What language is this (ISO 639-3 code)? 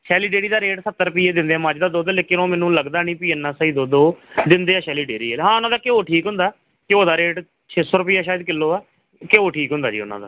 pan